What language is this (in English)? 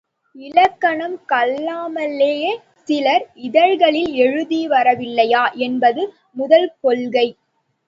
Tamil